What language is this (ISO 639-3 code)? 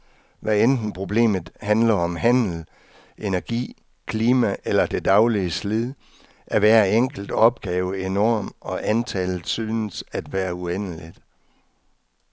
dan